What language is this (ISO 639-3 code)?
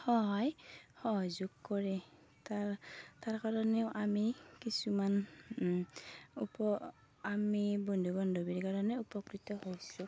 asm